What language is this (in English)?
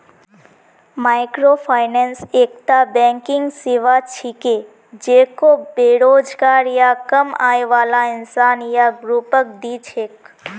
Magahi